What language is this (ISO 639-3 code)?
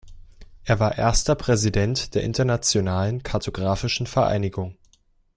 deu